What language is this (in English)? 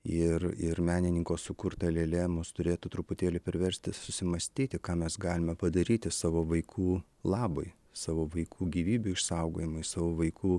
Lithuanian